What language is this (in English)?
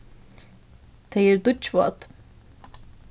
Faroese